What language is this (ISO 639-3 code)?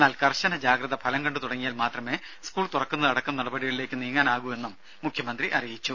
mal